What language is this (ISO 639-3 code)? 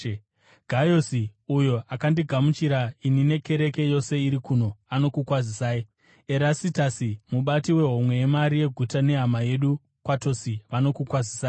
sna